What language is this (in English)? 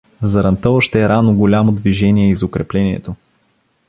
Bulgarian